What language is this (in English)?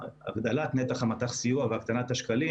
Hebrew